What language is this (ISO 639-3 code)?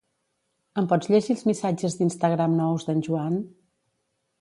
cat